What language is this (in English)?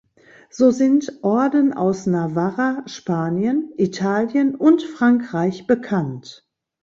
German